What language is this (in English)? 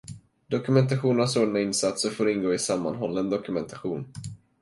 Swedish